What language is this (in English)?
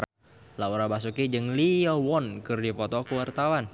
Sundanese